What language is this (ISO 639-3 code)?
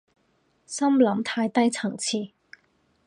yue